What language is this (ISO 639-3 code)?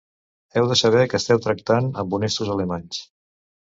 cat